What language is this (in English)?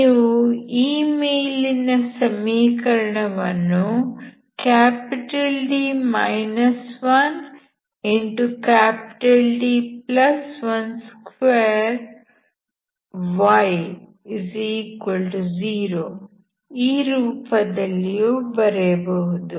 Kannada